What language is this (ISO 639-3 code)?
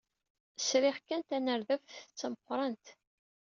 kab